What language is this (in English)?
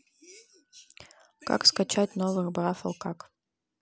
Russian